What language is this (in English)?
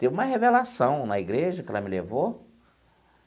Portuguese